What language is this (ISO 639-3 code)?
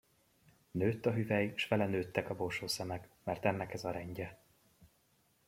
hun